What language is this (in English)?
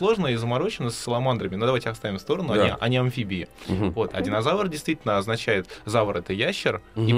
Russian